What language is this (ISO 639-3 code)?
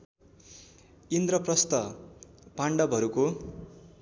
nep